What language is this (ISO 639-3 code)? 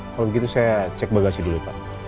ind